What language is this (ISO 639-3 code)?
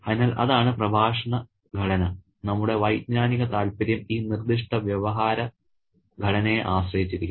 mal